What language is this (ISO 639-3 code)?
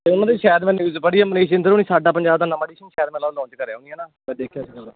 pan